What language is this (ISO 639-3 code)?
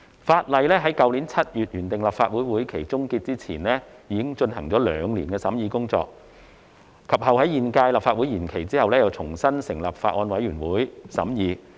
yue